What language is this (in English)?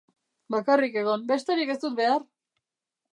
Basque